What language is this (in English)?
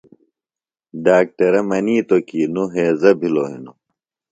Phalura